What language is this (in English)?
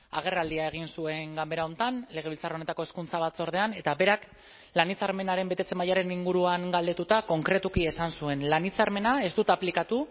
Basque